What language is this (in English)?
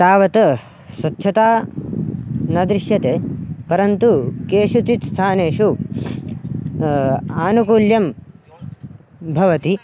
Sanskrit